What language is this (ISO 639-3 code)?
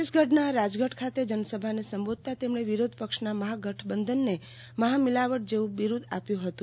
guj